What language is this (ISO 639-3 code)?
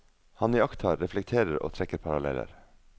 nor